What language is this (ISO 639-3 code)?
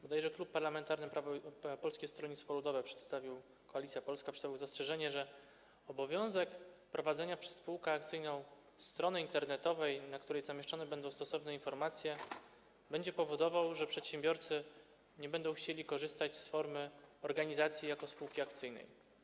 pol